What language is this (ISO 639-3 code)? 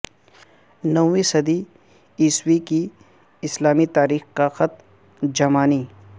urd